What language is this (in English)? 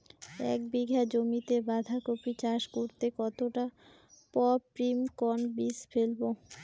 Bangla